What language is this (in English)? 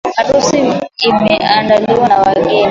Swahili